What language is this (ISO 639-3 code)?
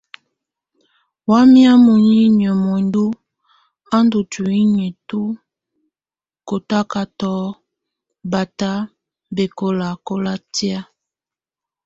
tvu